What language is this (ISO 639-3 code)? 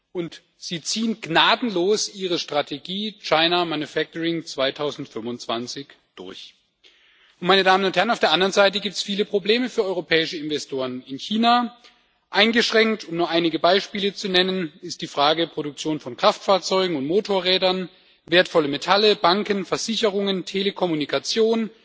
deu